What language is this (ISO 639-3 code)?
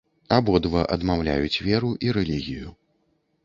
bel